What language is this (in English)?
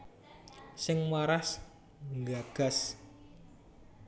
Javanese